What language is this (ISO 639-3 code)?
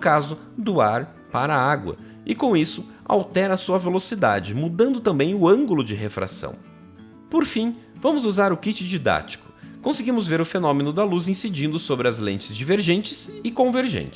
por